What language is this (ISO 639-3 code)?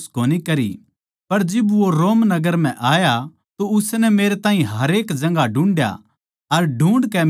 bgc